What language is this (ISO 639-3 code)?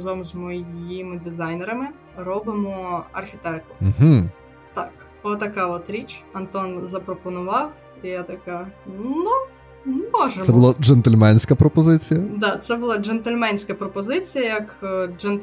ukr